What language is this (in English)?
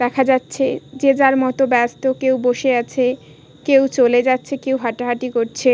Bangla